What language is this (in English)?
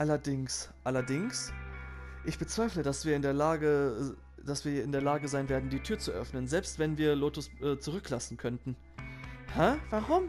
German